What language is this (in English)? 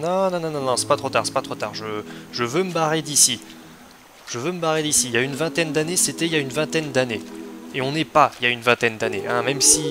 French